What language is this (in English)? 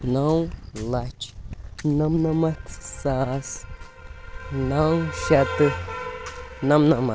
Kashmiri